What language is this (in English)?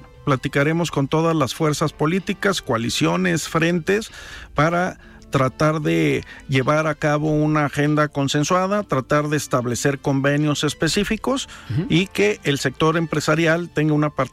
Spanish